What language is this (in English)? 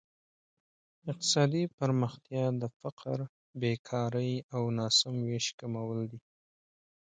Pashto